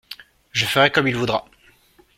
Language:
French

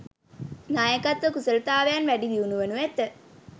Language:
Sinhala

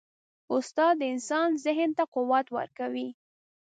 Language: Pashto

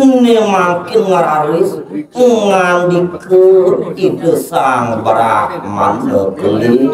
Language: Indonesian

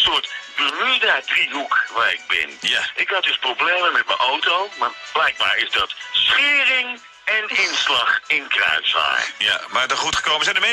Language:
Dutch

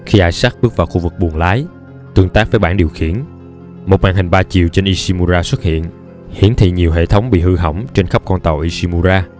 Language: Vietnamese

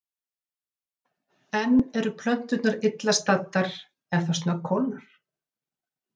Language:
Icelandic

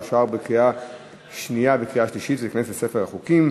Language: Hebrew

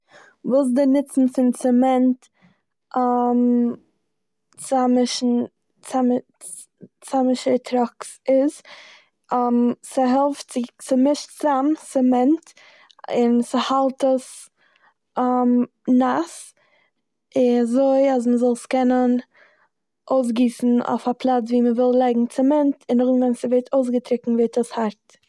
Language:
Yiddish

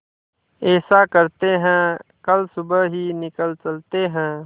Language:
Hindi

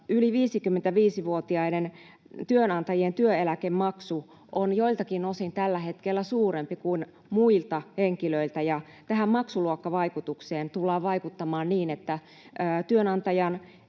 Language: Finnish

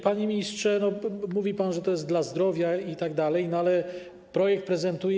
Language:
Polish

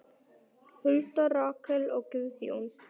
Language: Icelandic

